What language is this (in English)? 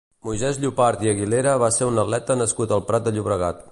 Catalan